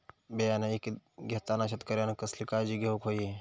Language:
Marathi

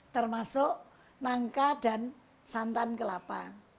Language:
Indonesian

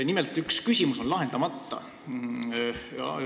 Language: Estonian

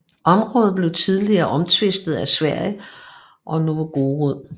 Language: Danish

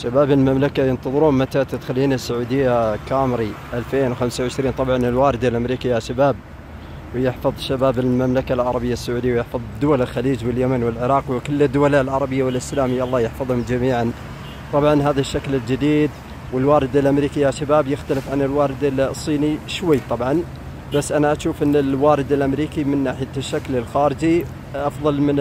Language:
Arabic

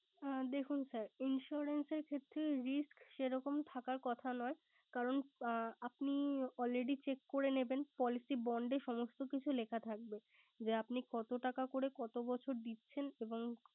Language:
Bangla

